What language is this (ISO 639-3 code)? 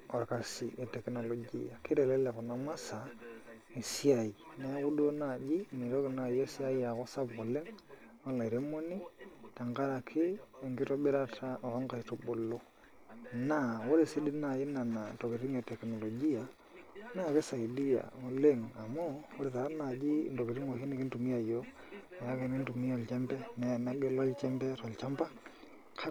mas